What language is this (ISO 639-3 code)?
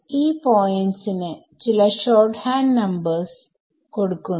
mal